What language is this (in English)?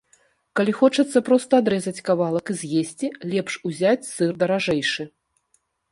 Belarusian